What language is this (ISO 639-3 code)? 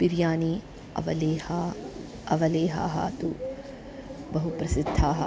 san